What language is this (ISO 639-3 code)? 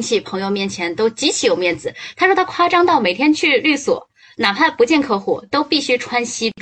zho